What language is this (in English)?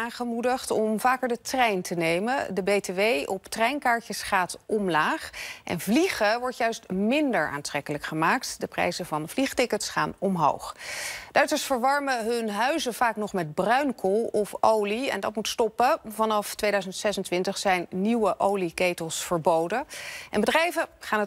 Dutch